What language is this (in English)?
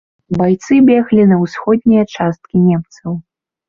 Belarusian